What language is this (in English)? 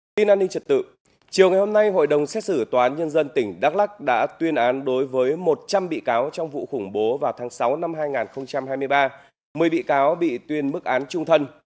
Vietnamese